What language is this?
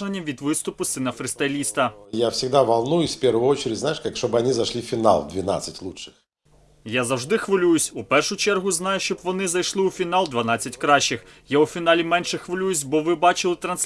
Ukrainian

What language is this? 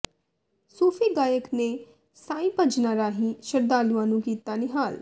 Punjabi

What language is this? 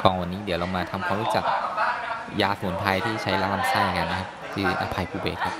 Thai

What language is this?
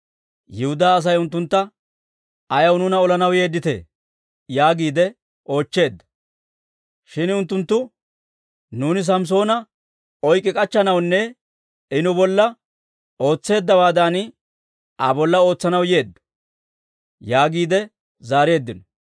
Dawro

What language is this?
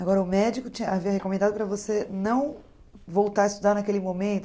Portuguese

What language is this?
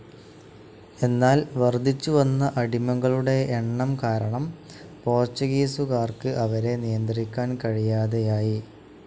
Malayalam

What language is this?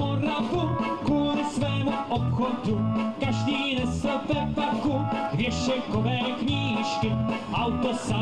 Czech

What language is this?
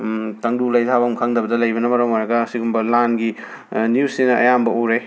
Manipuri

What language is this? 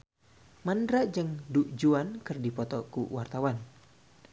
Sundanese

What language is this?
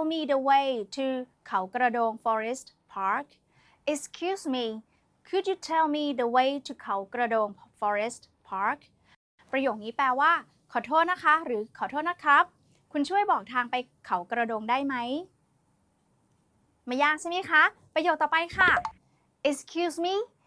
Thai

